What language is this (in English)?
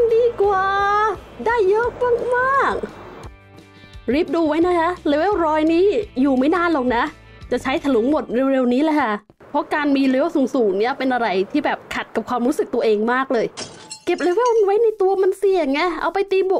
Thai